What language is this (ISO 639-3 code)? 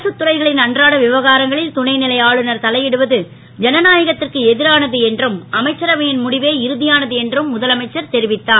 tam